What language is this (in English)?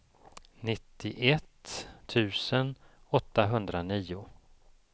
Swedish